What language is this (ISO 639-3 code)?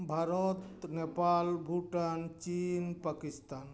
sat